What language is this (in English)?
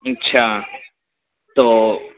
Urdu